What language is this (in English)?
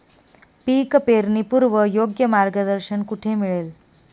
Marathi